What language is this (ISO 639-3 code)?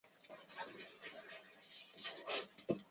zho